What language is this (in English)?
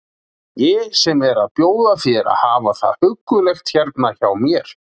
Icelandic